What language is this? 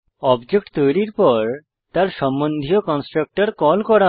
Bangla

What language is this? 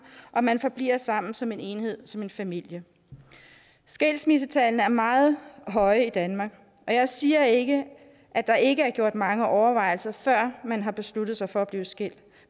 Danish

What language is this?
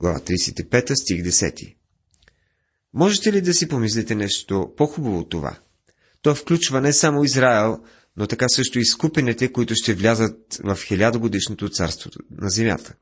Bulgarian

